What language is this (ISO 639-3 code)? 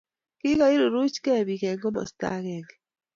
kln